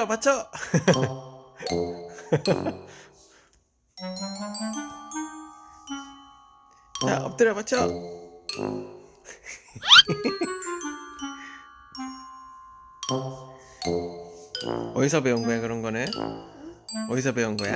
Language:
Korean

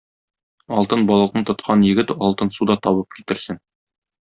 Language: Tatar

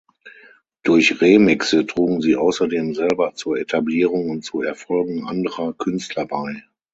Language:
German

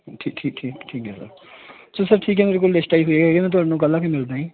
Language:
Punjabi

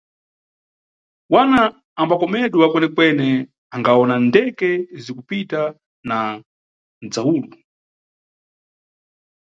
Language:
Nyungwe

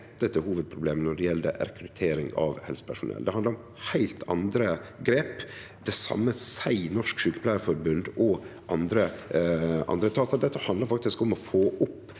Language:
Norwegian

